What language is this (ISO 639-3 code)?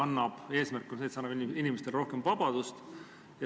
est